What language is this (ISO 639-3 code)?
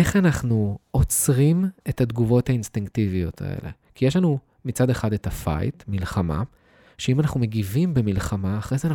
heb